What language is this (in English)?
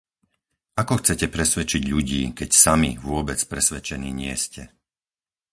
Slovak